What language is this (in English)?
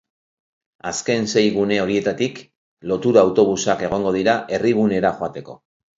Basque